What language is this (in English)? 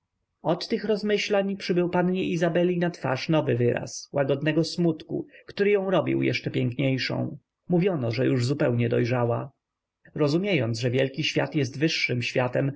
Polish